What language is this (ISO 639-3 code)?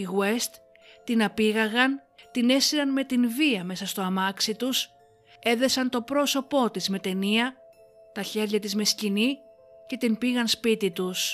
ell